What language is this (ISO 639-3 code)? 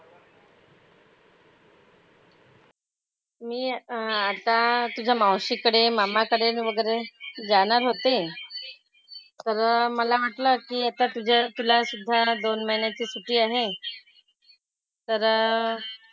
mar